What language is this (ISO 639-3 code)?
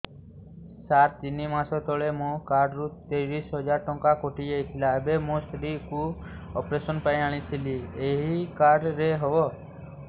ori